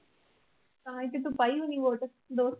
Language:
Punjabi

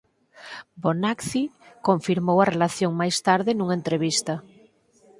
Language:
Galician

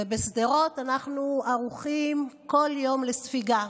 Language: Hebrew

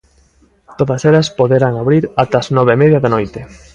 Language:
Galician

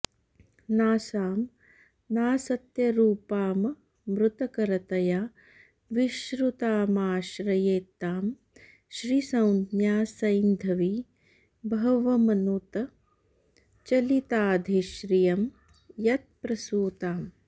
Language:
Sanskrit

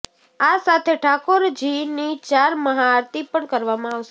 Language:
Gujarati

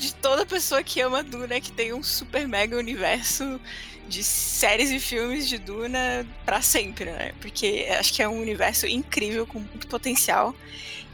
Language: Portuguese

